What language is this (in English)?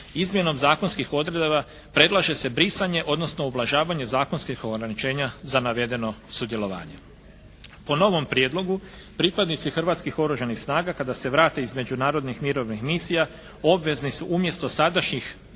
Croatian